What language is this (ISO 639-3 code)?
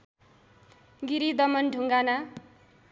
nep